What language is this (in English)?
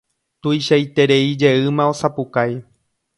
Guarani